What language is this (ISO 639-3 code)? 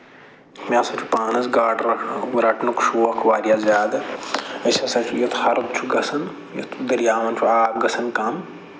kas